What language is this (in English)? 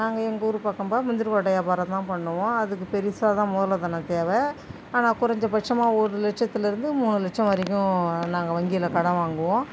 Tamil